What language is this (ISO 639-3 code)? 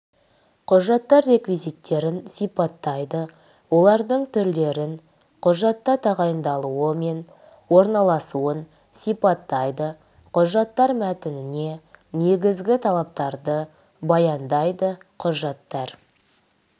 kaz